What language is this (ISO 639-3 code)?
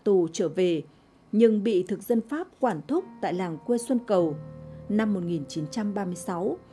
vie